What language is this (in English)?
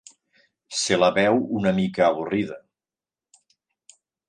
Catalan